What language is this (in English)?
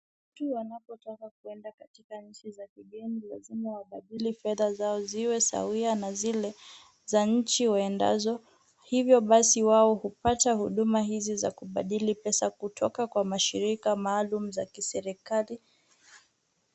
Swahili